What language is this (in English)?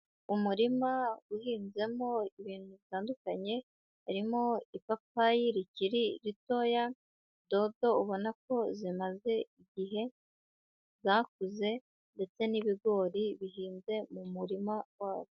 Kinyarwanda